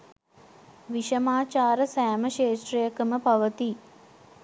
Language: Sinhala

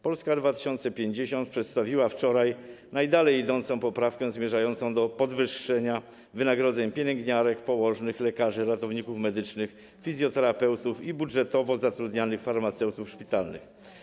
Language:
Polish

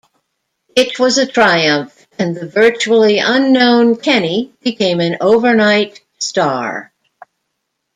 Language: English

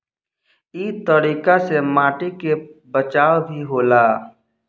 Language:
Bhojpuri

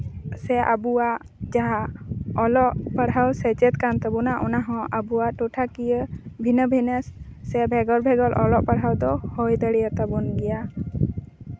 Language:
Santali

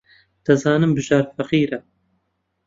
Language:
Central Kurdish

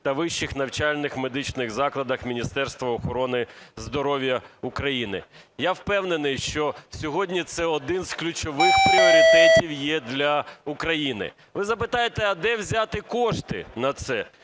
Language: Ukrainian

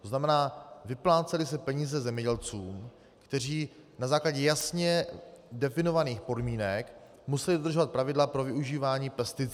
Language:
Czech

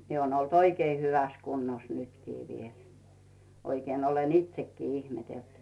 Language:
Finnish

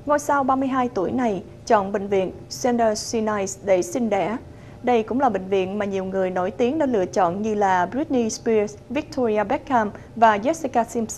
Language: Vietnamese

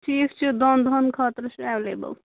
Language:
Kashmiri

